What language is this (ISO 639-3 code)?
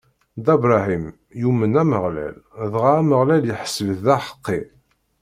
kab